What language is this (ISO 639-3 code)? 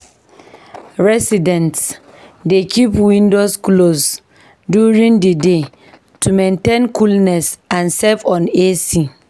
pcm